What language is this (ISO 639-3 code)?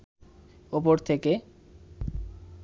ben